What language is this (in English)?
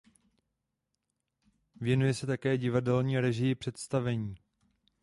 Czech